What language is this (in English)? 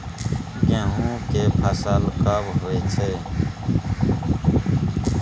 Maithili